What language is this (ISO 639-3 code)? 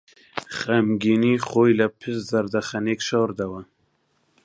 ckb